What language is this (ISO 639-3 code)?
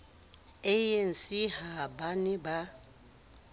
sot